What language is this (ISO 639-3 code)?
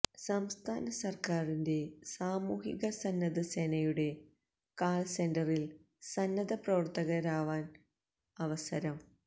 mal